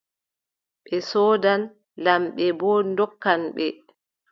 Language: Adamawa Fulfulde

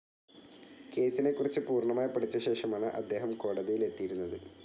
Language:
Malayalam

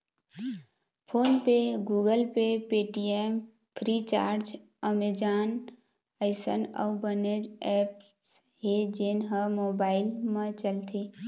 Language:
Chhattisgarhi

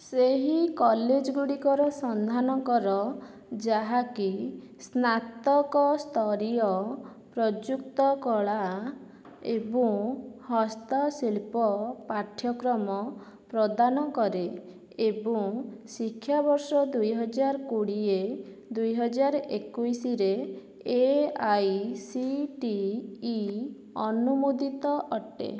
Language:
Odia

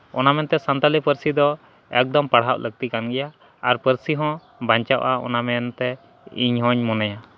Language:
Santali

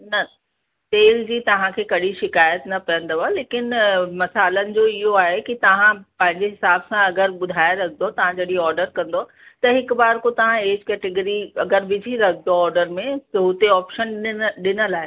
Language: Sindhi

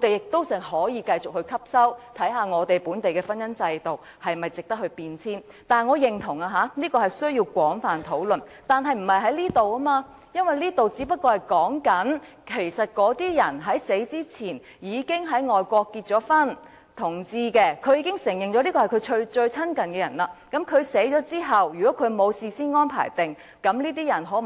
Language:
Cantonese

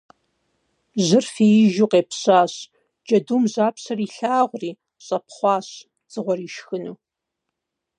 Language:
Kabardian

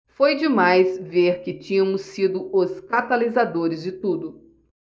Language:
Portuguese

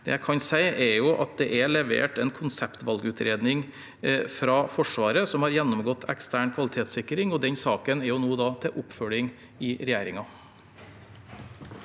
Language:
Norwegian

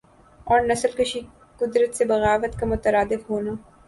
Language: Urdu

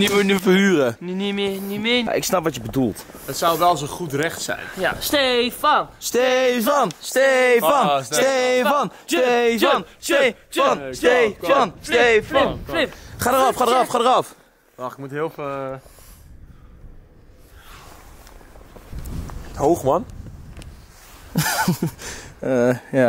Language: Dutch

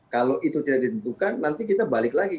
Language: Indonesian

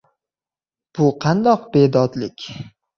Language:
Uzbek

